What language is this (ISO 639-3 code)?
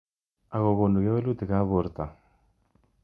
kln